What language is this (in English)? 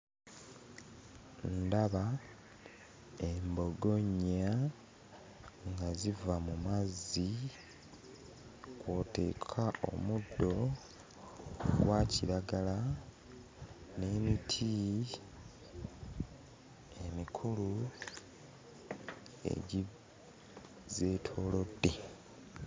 Ganda